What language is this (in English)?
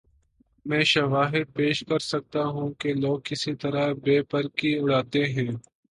Urdu